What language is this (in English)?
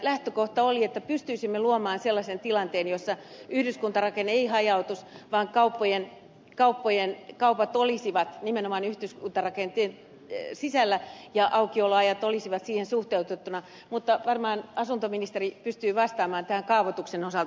Finnish